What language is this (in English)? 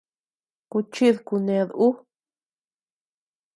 Tepeuxila Cuicatec